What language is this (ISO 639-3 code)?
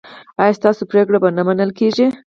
pus